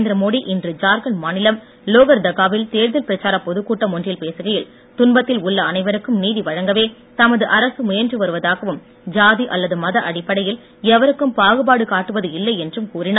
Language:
Tamil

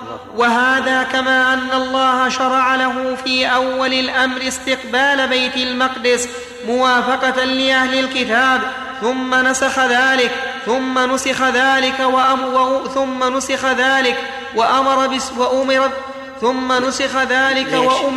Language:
Arabic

